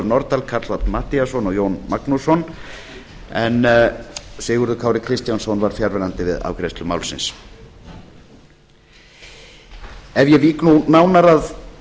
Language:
Icelandic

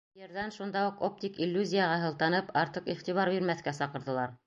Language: Bashkir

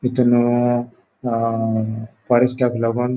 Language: Konkani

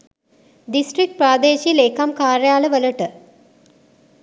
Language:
Sinhala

